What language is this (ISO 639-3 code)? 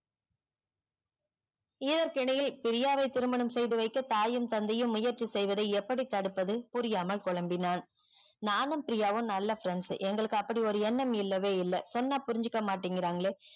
tam